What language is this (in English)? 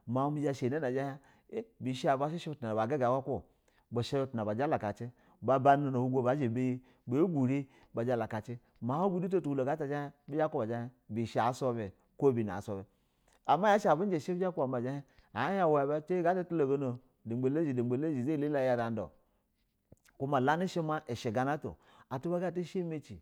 Basa (Nigeria)